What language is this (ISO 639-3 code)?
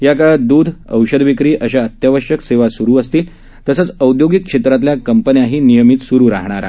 mar